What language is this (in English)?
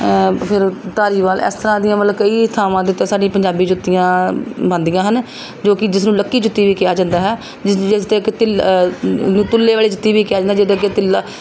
Punjabi